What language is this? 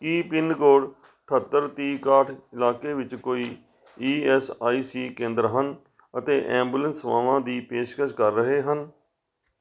Punjabi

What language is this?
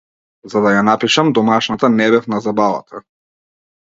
Macedonian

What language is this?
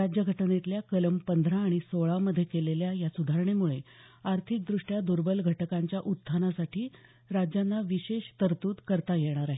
Marathi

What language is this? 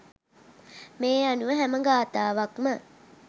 Sinhala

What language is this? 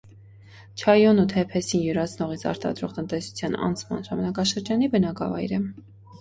Armenian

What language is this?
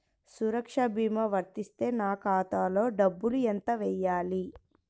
Telugu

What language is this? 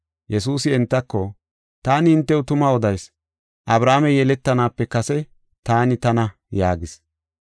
Gofa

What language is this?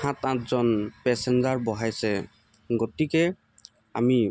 Assamese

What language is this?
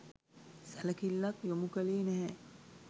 Sinhala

